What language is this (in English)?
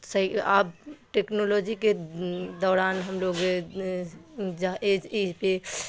Urdu